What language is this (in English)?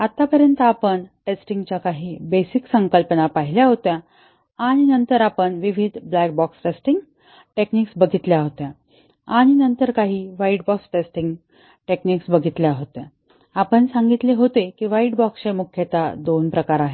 Marathi